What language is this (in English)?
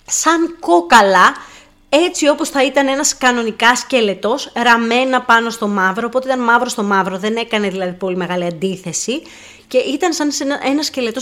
Greek